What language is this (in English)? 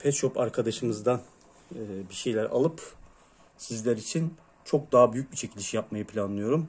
Turkish